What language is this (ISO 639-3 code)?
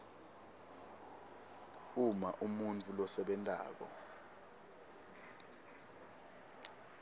ssw